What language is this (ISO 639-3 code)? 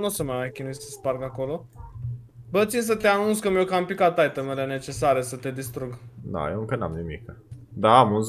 ron